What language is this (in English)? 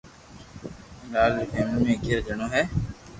Loarki